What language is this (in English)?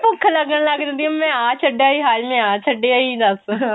Punjabi